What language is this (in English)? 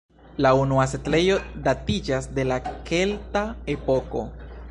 Esperanto